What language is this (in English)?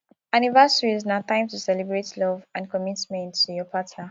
Nigerian Pidgin